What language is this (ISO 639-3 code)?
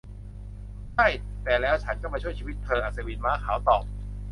tha